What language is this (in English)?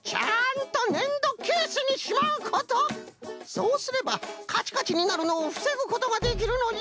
Japanese